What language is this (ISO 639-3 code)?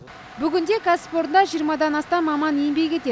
kaz